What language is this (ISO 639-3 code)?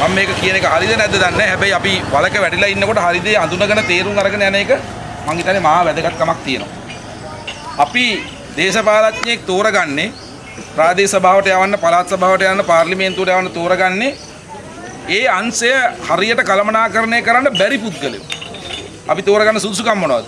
ind